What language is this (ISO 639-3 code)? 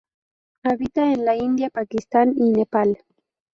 spa